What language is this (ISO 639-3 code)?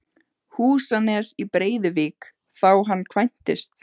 isl